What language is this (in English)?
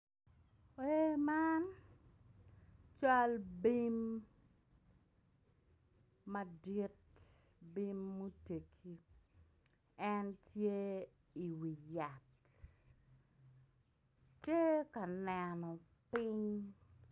Acoli